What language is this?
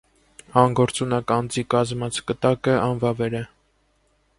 Armenian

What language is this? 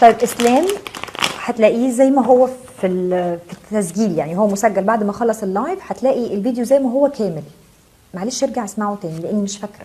Arabic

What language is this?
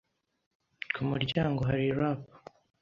Kinyarwanda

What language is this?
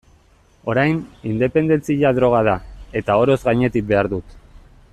Basque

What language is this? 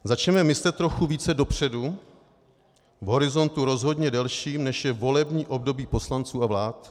Czech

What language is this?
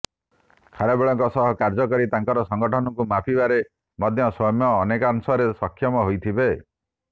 Odia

